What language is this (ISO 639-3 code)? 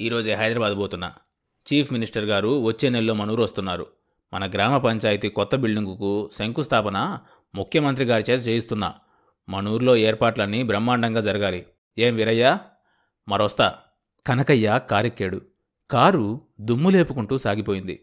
tel